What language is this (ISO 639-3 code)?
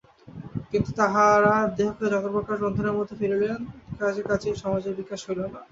ben